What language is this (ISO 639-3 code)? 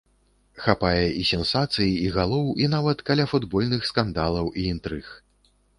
bel